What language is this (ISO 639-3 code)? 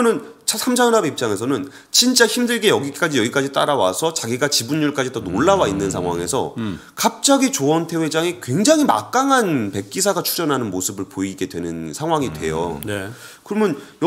kor